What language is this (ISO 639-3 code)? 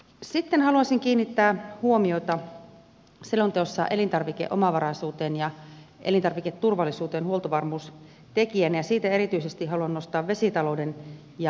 fin